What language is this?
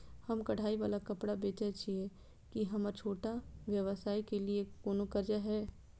Maithili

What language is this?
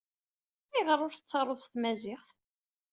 Kabyle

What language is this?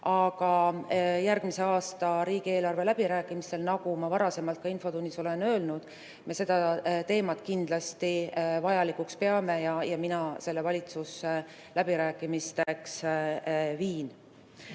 Estonian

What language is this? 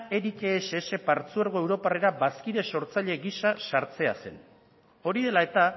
Basque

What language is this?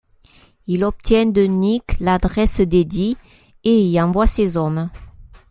French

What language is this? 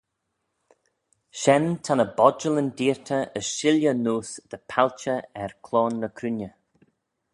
Manx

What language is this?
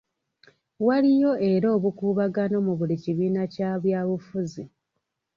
Ganda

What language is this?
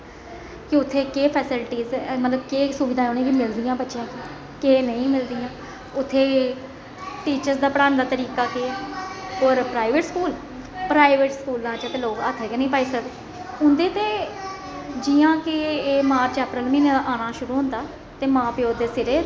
Dogri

